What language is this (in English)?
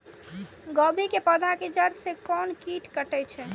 Maithili